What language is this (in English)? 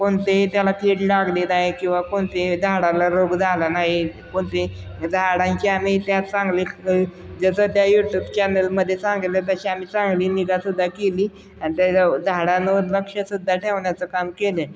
Marathi